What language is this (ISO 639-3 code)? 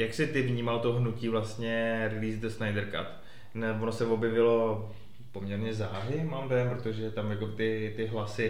ces